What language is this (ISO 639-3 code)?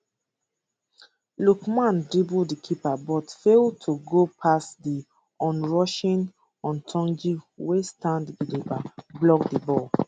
pcm